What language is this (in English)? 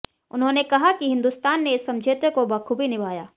Hindi